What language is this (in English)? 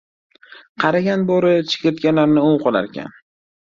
Uzbek